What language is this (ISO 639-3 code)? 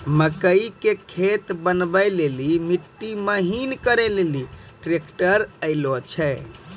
mai